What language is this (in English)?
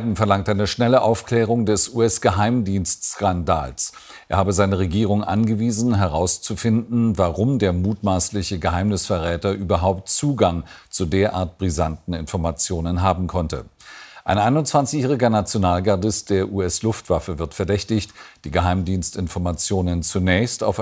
German